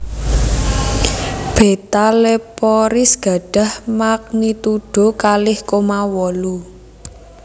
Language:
Javanese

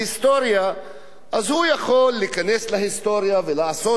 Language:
Hebrew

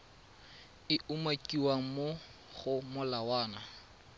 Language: Tswana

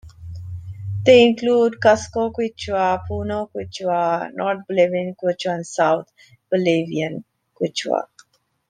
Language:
English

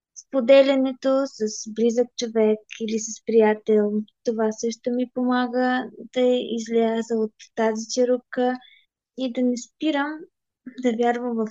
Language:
Bulgarian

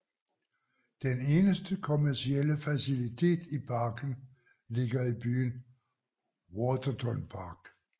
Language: Danish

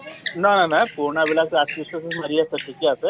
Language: Assamese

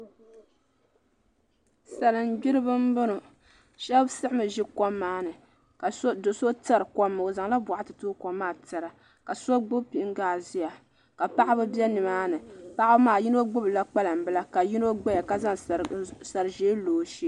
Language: Dagbani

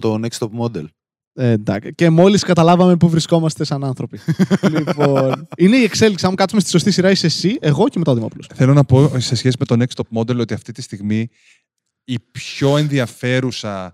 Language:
Greek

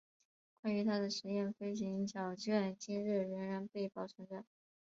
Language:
Chinese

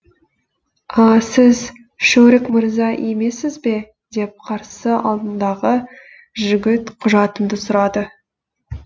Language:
Kazakh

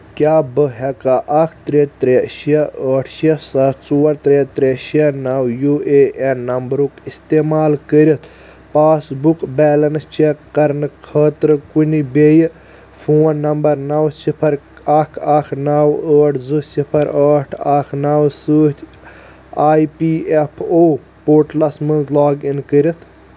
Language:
Kashmiri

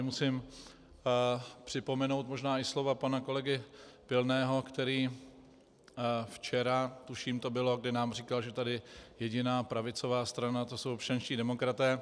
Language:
Czech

